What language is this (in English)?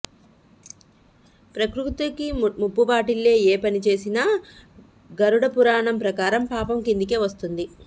Telugu